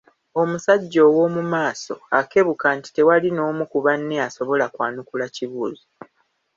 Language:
Ganda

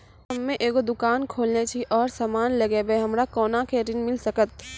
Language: Maithili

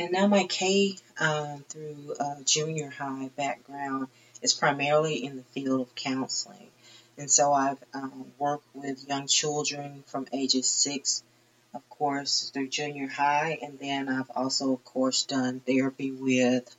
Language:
English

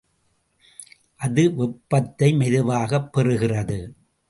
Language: Tamil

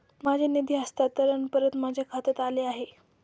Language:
Marathi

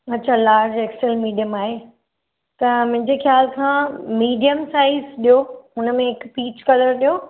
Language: Sindhi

